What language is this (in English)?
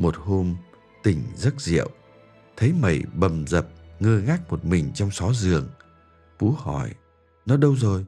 Vietnamese